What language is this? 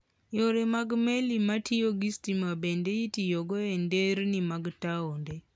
Luo (Kenya and Tanzania)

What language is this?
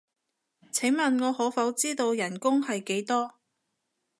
Cantonese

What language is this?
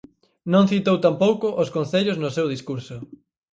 Galician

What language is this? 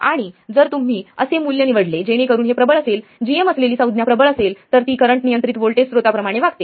Marathi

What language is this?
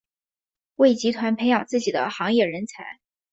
Chinese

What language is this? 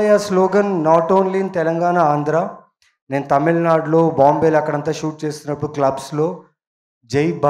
Telugu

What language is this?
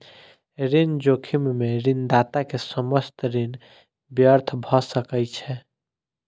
Maithili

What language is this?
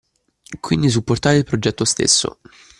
Italian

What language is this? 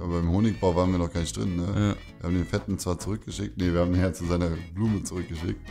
German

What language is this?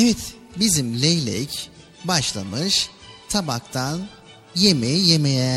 Turkish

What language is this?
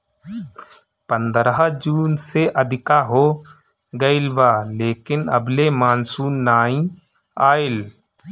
Bhojpuri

